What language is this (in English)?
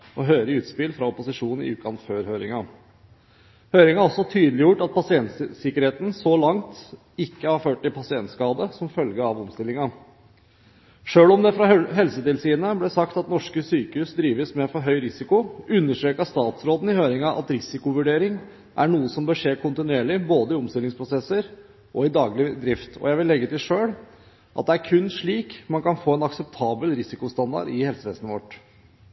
Norwegian Bokmål